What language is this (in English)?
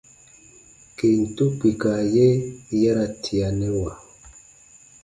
Baatonum